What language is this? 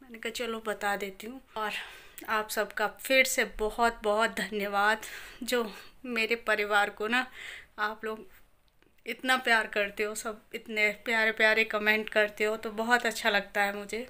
Hindi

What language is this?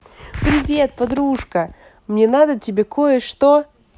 Russian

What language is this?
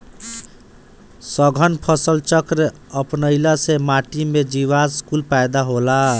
Bhojpuri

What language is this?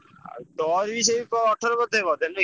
Odia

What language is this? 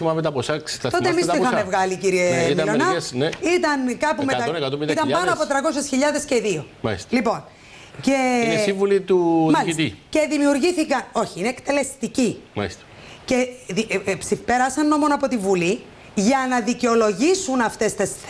Greek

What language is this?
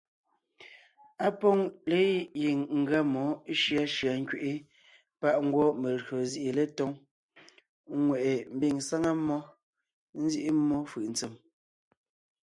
Ngiemboon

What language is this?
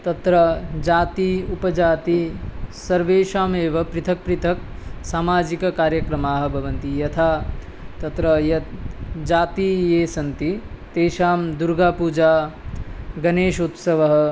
Sanskrit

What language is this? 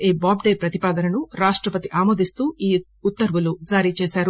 Telugu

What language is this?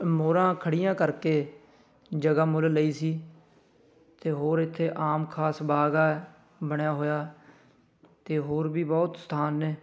Punjabi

